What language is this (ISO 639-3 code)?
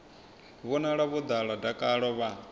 ven